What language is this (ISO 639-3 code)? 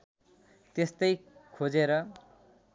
nep